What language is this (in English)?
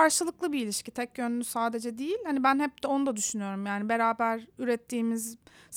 Turkish